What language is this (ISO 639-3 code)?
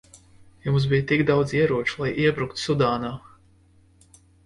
lav